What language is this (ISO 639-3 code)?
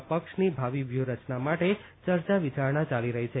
guj